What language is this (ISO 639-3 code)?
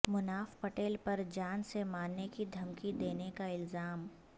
urd